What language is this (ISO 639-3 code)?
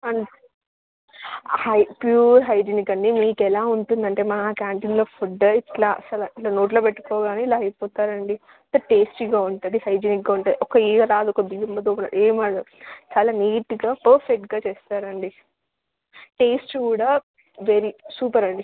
tel